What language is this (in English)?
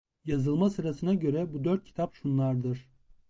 Turkish